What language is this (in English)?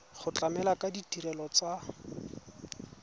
Tswana